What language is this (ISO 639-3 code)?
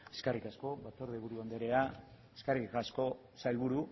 eus